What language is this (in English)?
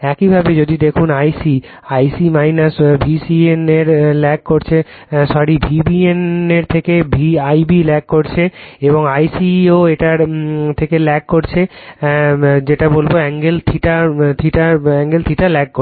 Bangla